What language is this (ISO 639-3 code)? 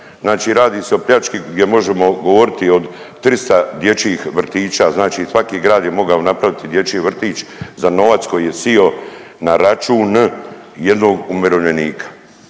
hrv